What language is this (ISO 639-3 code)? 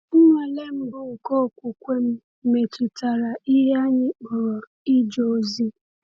ibo